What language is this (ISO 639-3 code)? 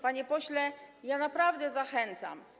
pol